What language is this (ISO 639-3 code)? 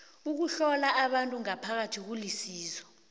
nbl